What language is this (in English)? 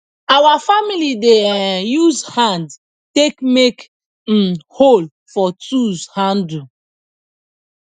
Nigerian Pidgin